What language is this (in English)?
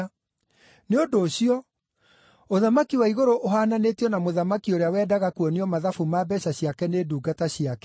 Kikuyu